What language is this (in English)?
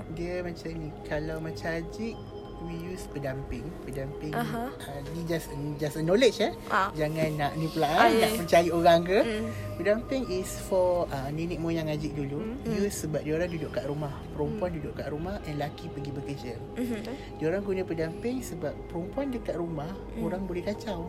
Malay